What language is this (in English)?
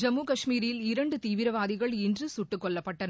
Tamil